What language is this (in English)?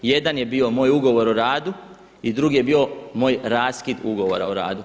Croatian